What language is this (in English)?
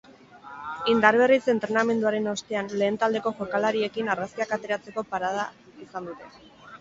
Basque